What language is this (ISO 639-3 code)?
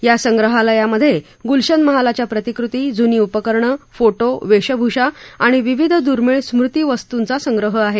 mar